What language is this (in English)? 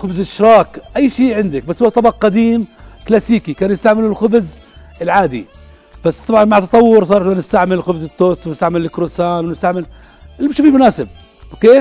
Arabic